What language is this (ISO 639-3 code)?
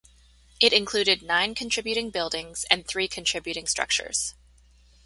eng